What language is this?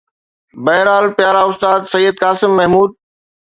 Sindhi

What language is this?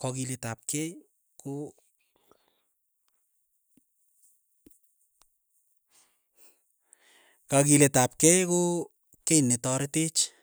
Keiyo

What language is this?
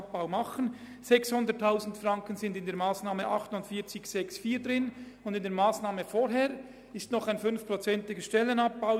Swiss German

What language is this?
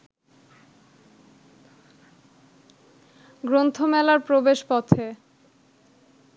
Bangla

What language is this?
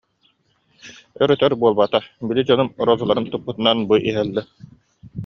Yakut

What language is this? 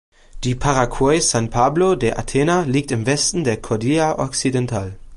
German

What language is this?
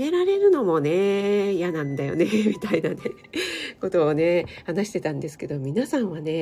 Japanese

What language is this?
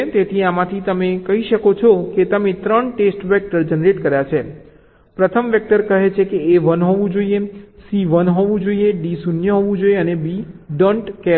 Gujarati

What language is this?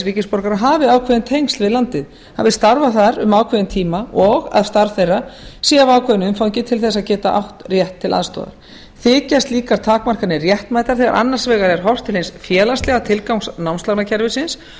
Icelandic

